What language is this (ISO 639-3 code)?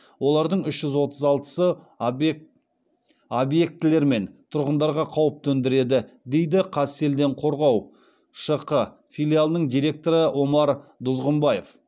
kaz